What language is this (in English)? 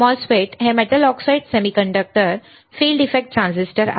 Marathi